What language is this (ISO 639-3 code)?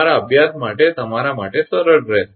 guj